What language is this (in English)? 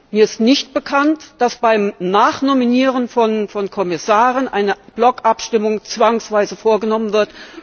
German